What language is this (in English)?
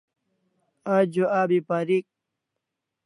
Kalasha